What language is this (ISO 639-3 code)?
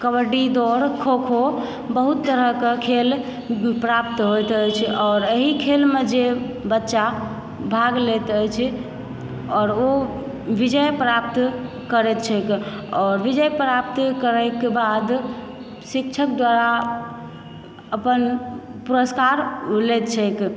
mai